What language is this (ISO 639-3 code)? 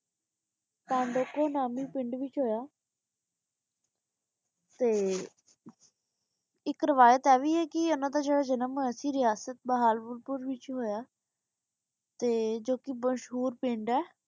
pan